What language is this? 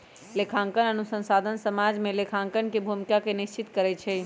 Magahi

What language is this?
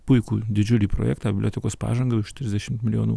Lithuanian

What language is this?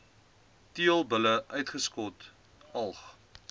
Afrikaans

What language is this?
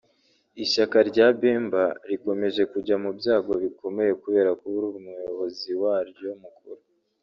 Kinyarwanda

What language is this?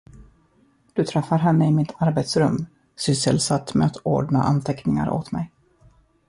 Swedish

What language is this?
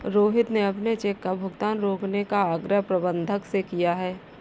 Hindi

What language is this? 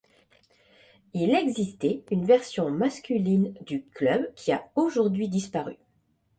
French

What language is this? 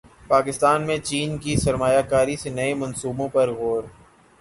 Urdu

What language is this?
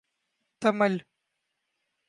Urdu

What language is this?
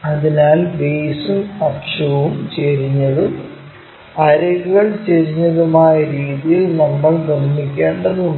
Malayalam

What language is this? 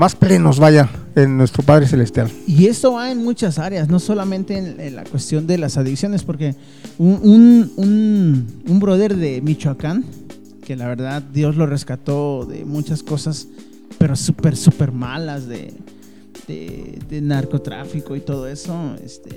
Spanish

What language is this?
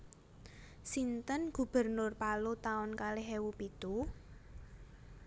Javanese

